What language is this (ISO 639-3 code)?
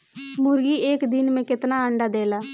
bho